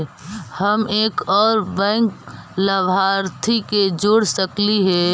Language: Magahi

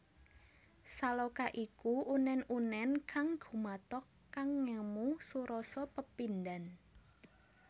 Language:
Javanese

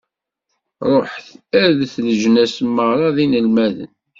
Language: Kabyle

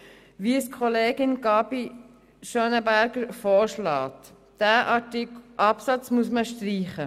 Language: Swiss German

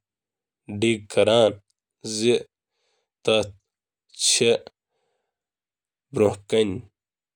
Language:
Kashmiri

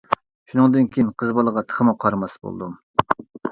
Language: Uyghur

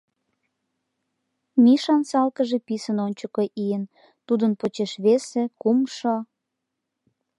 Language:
Mari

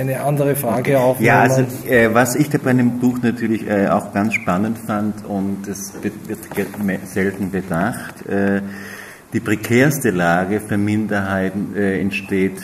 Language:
German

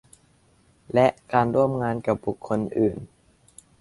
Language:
Thai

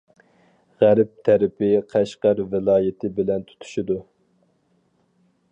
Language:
Uyghur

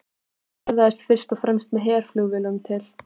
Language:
Icelandic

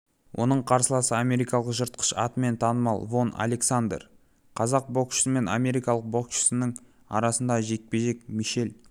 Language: Kazakh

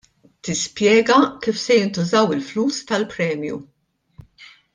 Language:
Maltese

